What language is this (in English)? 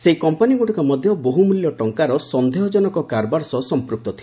Odia